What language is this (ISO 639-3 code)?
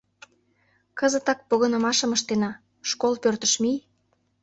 chm